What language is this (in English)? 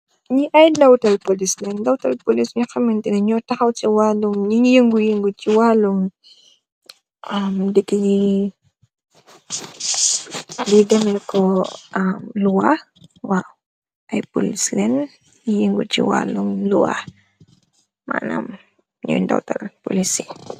Wolof